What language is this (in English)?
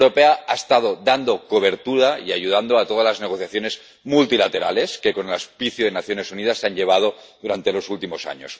Spanish